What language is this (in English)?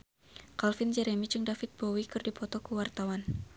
Sundanese